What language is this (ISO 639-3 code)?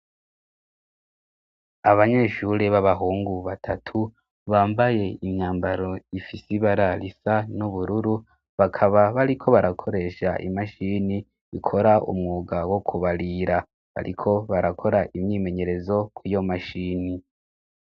run